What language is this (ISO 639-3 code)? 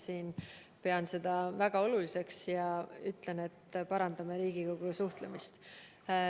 est